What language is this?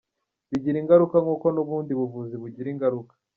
Kinyarwanda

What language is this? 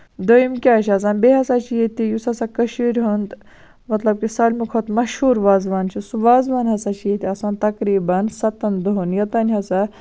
Kashmiri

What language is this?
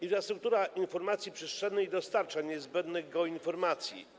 Polish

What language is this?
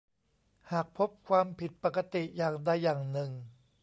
Thai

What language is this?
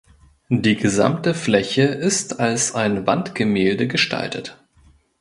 German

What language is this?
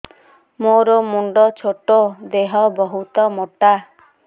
Odia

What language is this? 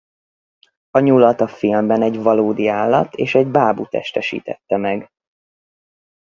Hungarian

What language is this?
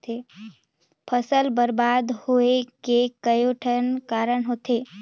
Chhattisgarhi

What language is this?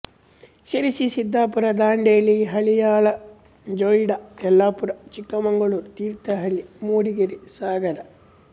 Kannada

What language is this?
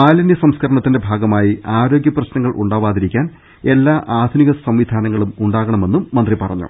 Malayalam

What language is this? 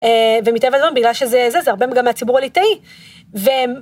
Hebrew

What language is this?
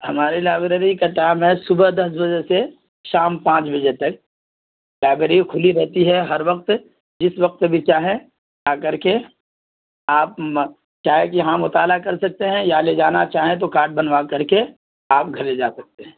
Urdu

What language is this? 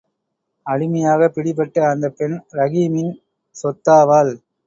Tamil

